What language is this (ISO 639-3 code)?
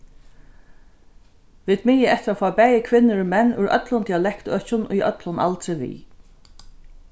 fao